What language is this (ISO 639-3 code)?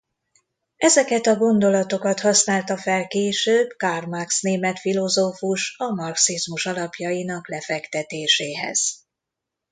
hun